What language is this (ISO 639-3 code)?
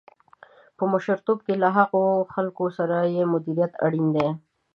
pus